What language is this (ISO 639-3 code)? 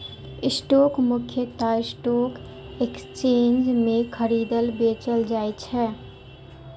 mai